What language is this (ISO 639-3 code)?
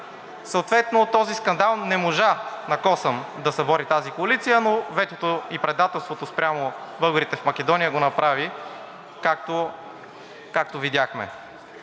bul